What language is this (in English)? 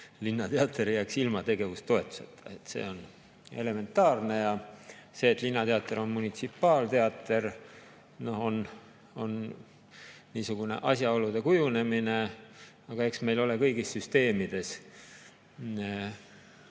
Estonian